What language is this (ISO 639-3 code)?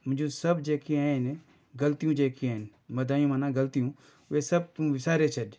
snd